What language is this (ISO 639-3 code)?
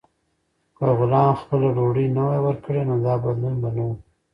pus